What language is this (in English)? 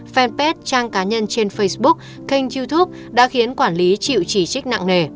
Vietnamese